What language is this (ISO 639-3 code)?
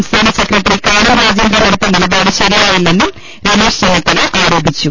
mal